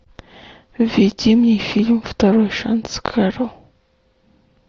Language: Russian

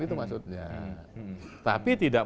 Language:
Indonesian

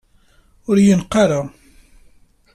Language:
Kabyle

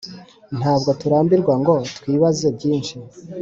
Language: Kinyarwanda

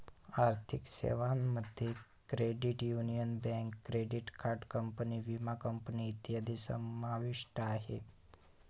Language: Marathi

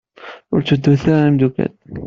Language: Kabyle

